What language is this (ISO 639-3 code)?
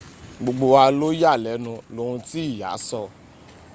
yor